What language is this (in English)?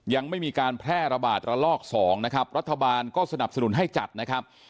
Thai